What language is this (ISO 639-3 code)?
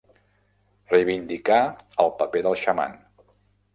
cat